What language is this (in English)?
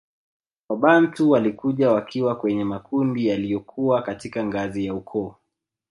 Swahili